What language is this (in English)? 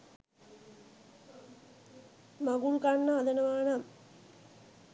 Sinhala